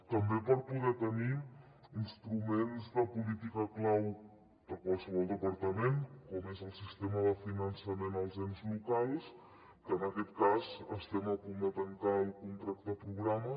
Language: Catalan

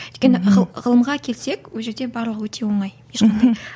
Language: Kazakh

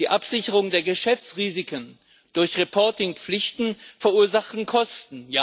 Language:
German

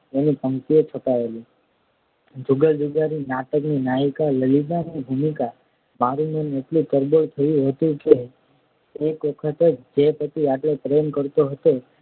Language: Gujarati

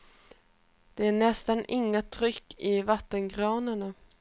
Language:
Swedish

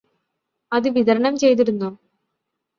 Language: Malayalam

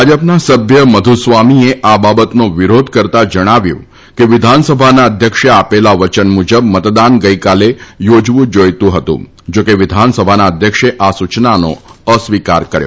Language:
Gujarati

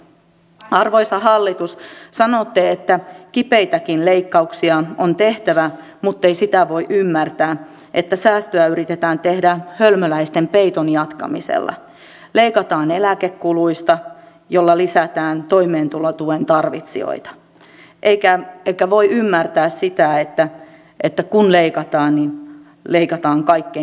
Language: Finnish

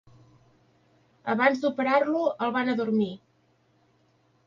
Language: Catalan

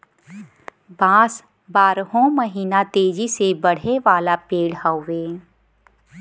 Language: Bhojpuri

